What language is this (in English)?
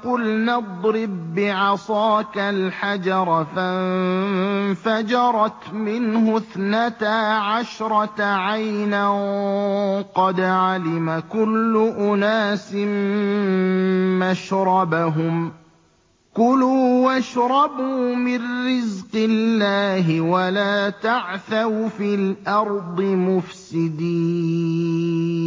Arabic